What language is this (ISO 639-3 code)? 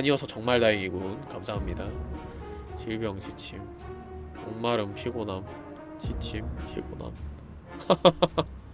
kor